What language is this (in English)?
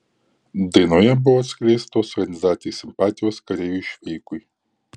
Lithuanian